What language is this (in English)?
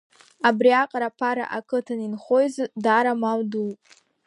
Abkhazian